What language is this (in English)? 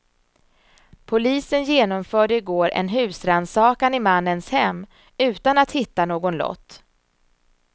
Swedish